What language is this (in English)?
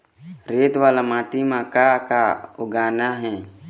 Chhattisgarhi